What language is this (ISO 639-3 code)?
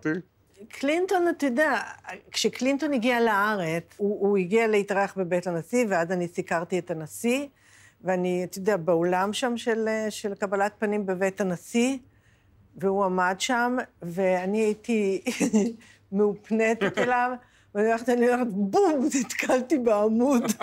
heb